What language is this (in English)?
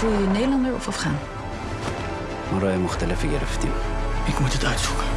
Dutch